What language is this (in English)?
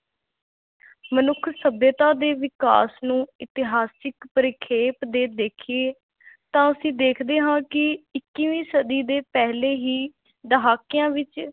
Punjabi